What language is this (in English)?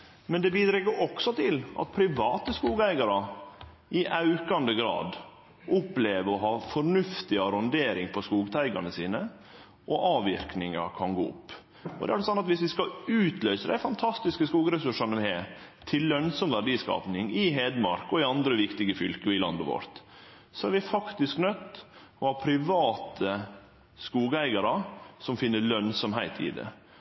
Norwegian Nynorsk